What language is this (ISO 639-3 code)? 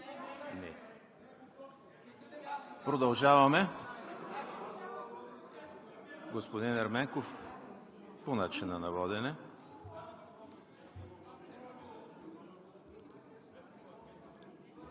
bul